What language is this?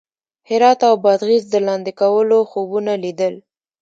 Pashto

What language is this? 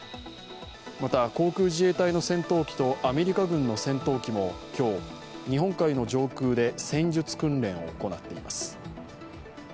Japanese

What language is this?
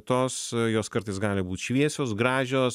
Lithuanian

